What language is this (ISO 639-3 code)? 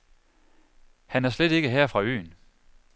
dan